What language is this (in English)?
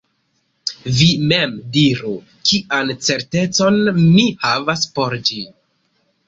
Esperanto